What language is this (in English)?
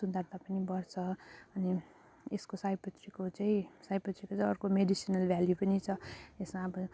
Nepali